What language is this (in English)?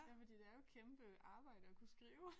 Danish